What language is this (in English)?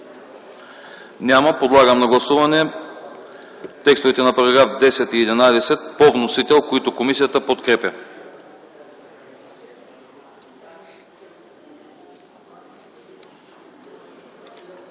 Bulgarian